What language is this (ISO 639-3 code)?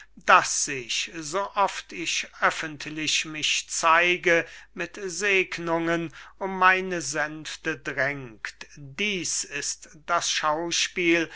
deu